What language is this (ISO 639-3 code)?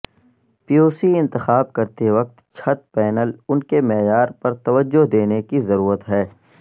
urd